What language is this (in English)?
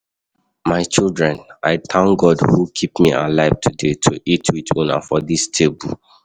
Nigerian Pidgin